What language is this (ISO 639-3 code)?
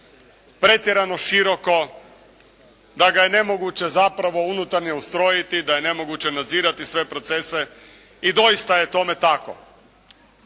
hrv